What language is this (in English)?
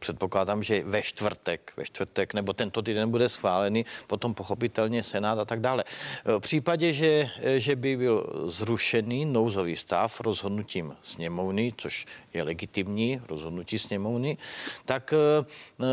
Czech